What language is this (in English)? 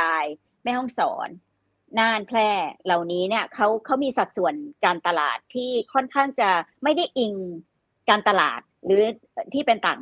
Thai